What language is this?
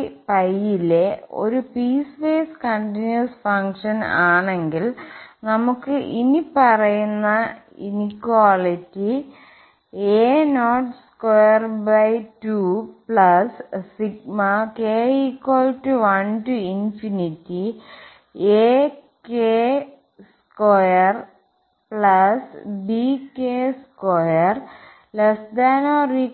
Malayalam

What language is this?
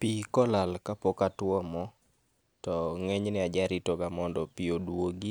Luo (Kenya and Tanzania)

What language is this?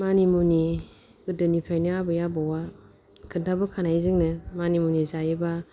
Bodo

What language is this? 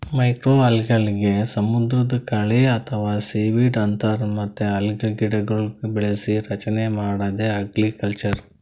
Kannada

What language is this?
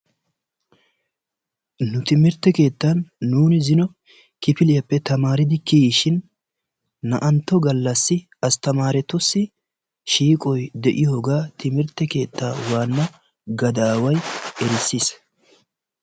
Wolaytta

